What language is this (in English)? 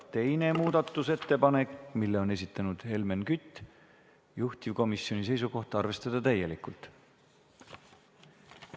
Estonian